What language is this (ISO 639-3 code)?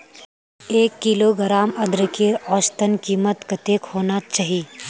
mag